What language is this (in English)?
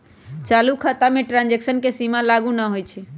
Magahi